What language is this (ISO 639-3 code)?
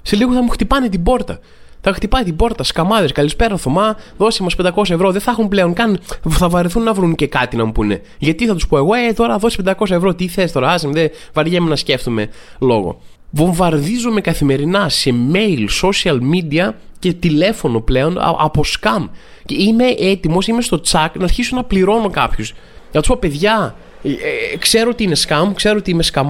ell